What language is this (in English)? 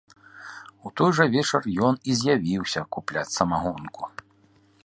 Belarusian